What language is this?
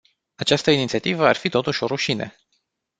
Romanian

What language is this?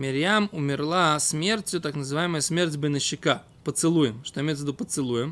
Russian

